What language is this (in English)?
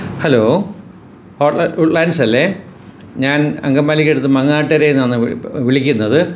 Malayalam